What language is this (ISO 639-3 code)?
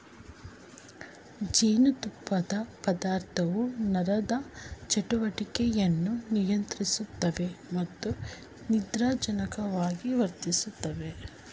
kan